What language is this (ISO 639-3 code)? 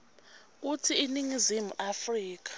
ssw